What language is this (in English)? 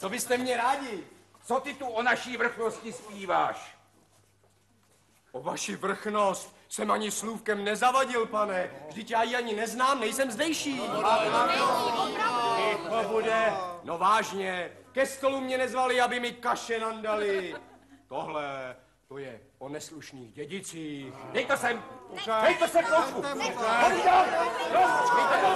Czech